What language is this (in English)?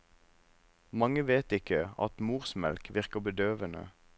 Norwegian